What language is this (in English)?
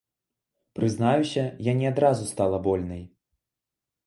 Belarusian